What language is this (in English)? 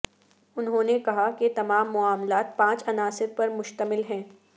Urdu